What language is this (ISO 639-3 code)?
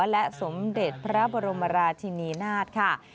tha